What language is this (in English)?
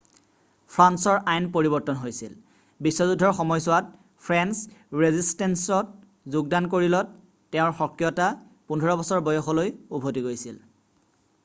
Assamese